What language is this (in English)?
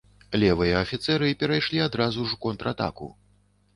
Belarusian